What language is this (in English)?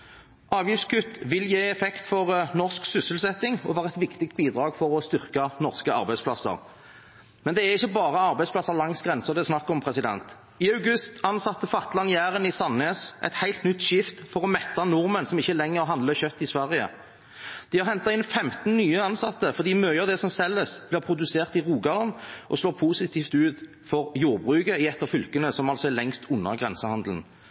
Norwegian Bokmål